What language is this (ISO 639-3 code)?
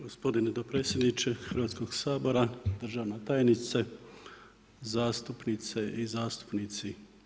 hrv